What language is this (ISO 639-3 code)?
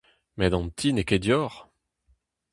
bre